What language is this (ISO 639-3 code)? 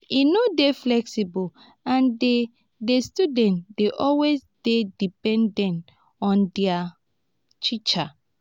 pcm